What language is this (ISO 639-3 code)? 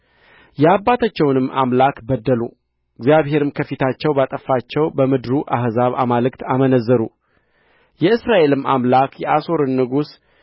amh